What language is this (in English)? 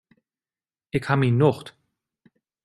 Western Frisian